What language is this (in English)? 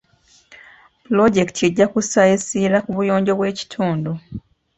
Ganda